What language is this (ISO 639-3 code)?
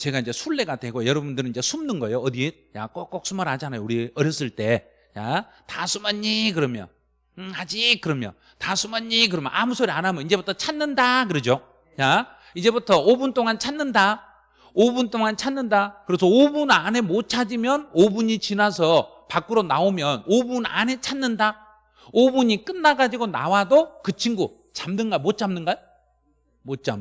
kor